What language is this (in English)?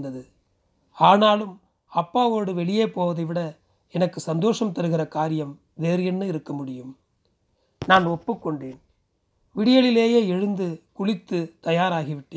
Tamil